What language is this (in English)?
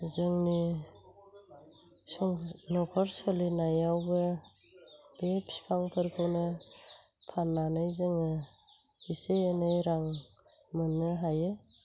Bodo